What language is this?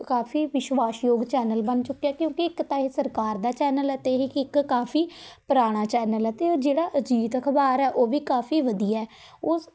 Punjabi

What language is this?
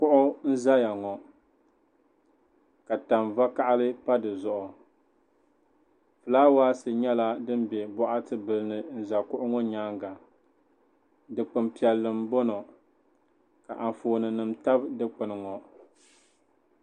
Dagbani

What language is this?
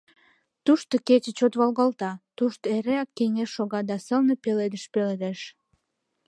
Mari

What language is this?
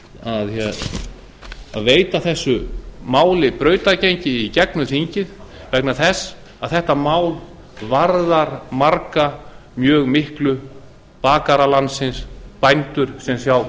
Icelandic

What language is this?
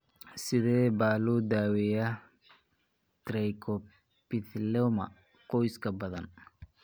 Somali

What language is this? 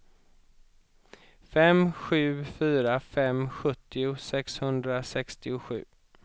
Swedish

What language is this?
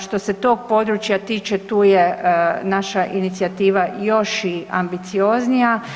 Croatian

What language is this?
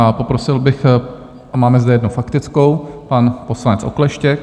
Czech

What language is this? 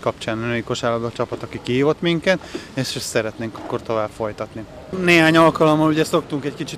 Hungarian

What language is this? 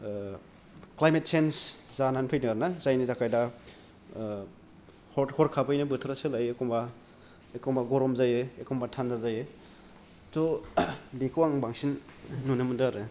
Bodo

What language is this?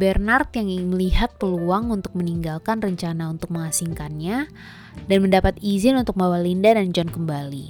Indonesian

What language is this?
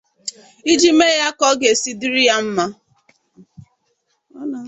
Igbo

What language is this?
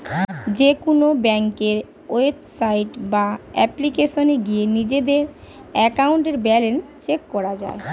Bangla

